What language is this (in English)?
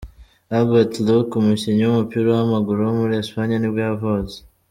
Kinyarwanda